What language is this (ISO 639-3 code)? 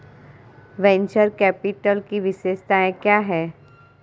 hin